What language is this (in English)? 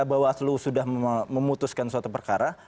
Indonesian